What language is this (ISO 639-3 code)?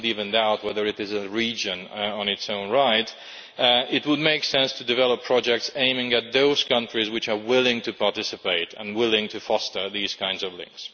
eng